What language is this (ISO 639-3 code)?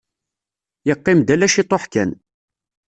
kab